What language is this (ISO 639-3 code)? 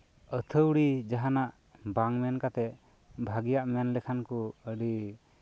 sat